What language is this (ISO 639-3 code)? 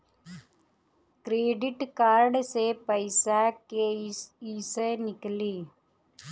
bho